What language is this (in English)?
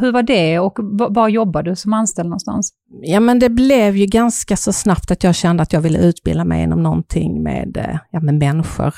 Swedish